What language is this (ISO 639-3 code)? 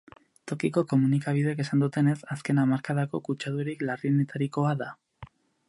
eus